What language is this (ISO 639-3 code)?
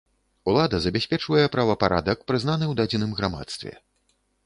bel